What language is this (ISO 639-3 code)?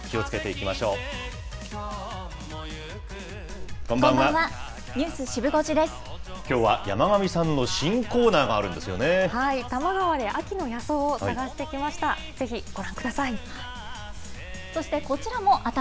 jpn